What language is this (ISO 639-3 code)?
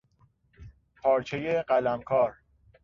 fas